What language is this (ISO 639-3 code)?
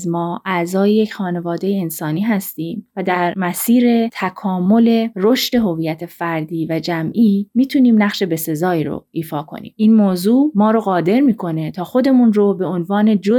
fas